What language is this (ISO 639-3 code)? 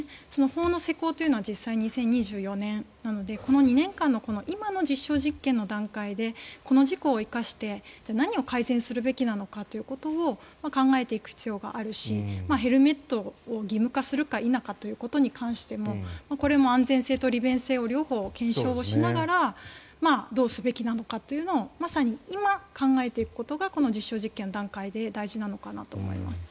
jpn